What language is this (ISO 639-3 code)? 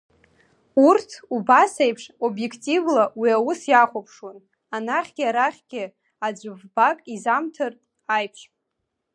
abk